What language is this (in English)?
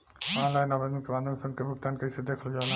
Bhojpuri